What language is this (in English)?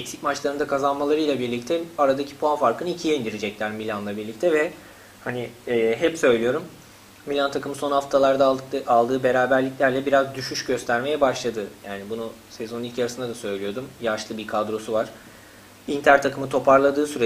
Turkish